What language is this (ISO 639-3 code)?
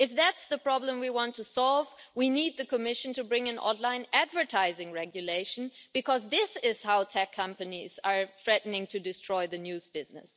eng